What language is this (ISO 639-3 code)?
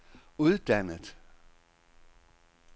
dan